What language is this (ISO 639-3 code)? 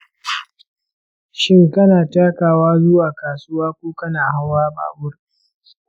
hau